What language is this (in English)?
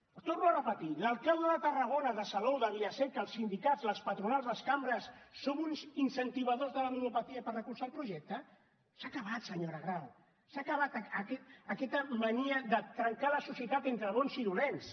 Catalan